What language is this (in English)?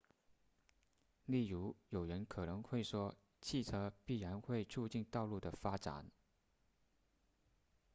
Chinese